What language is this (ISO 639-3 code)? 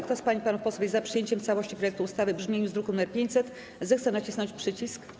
pol